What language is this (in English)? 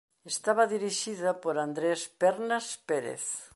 Galician